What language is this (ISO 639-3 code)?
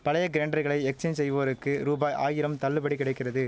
tam